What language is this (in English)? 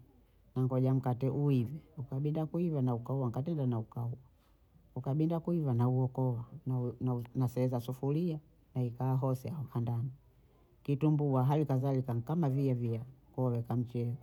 Bondei